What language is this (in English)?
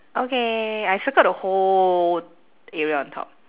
English